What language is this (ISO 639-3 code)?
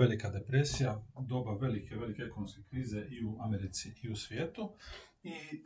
hrv